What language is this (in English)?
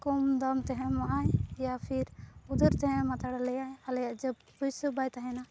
Santali